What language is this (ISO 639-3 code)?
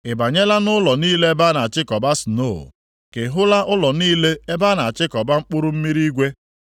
ibo